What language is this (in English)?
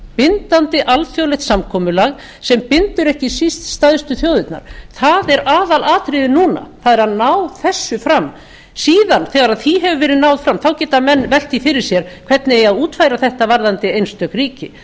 Icelandic